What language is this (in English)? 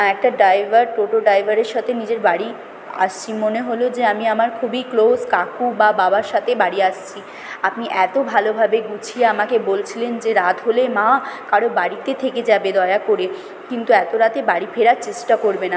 Bangla